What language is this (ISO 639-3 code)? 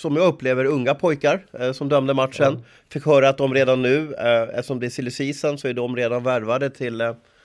swe